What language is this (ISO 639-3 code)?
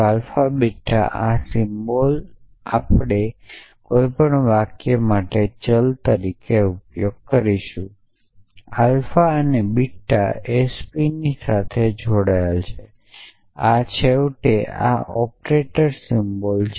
guj